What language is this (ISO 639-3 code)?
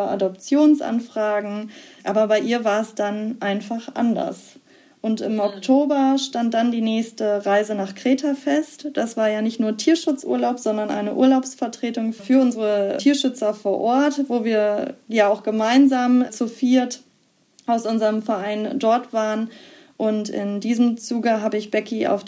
deu